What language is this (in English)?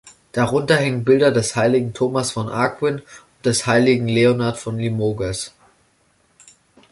German